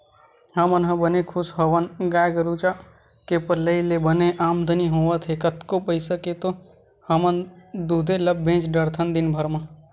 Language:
Chhattisgarhi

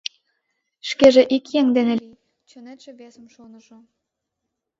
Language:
Mari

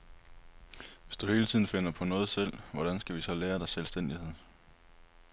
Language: Danish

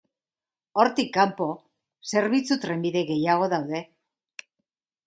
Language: Basque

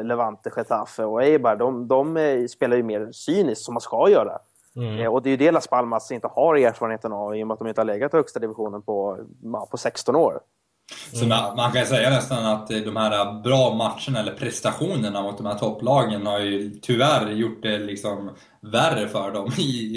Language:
Swedish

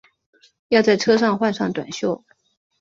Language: Chinese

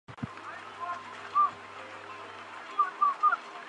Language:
Chinese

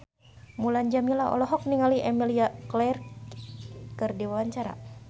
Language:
Sundanese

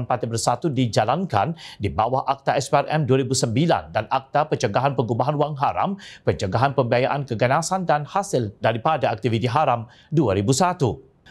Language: Malay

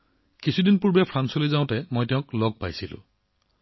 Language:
Assamese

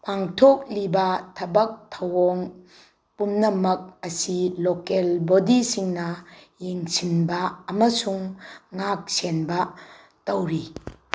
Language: Manipuri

